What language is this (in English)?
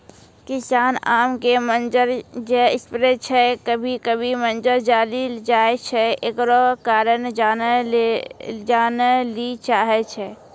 Maithili